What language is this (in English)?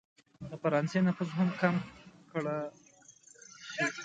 Pashto